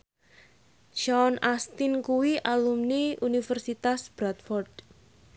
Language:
Javanese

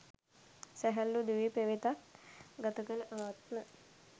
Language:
Sinhala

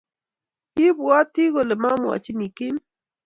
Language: Kalenjin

